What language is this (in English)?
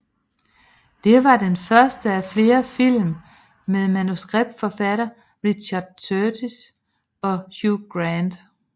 Danish